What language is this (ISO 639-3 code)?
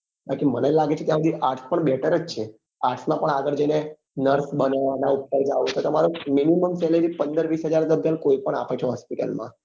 guj